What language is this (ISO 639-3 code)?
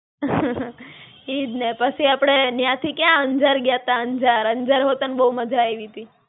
guj